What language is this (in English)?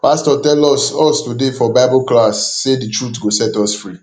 Nigerian Pidgin